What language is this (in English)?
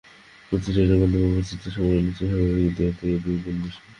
Bangla